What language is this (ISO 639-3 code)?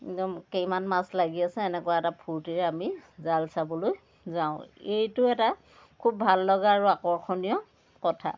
asm